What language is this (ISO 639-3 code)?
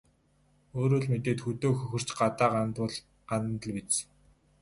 mon